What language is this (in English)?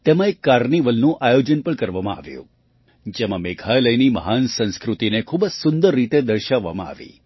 Gujarati